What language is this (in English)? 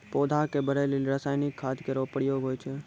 Maithili